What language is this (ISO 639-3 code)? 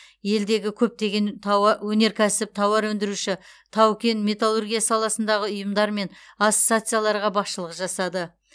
kaz